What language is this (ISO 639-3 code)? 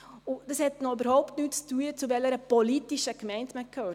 gsw